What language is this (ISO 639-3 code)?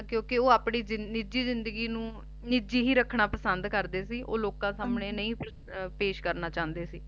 pan